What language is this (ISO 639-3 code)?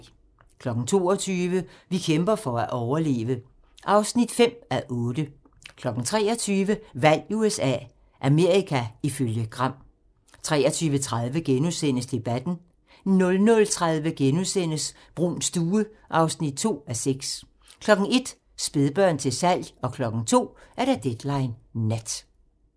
dan